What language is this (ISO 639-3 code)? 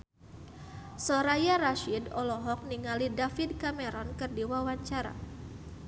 sun